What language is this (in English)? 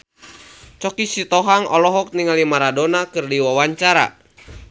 Sundanese